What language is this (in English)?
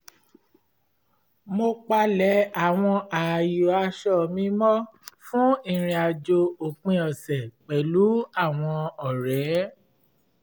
Yoruba